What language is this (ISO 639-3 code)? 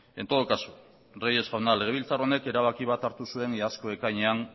eus